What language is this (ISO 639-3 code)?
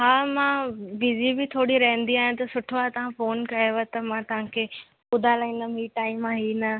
snd